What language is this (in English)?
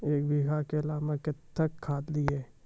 Maithili